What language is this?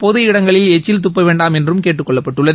Tamil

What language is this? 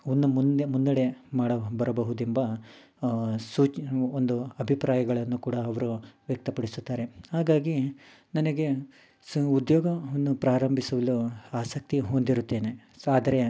Kannada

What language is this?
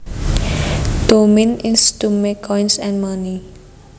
Javanese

